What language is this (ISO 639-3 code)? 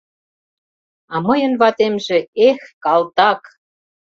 chm